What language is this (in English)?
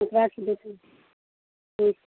Maithili